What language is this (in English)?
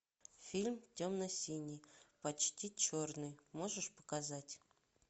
Russian